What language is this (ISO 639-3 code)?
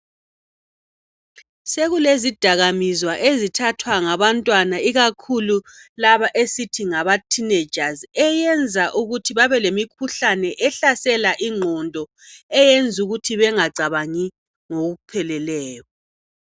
nde